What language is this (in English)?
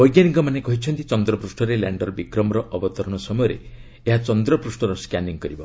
Odia